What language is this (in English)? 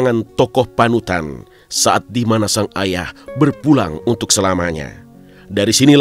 Indonesian